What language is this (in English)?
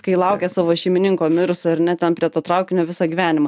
Lithuanian